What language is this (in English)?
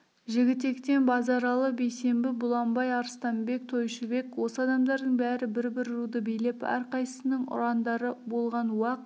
Kazakh